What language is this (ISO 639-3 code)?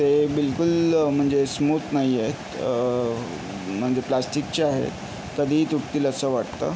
mar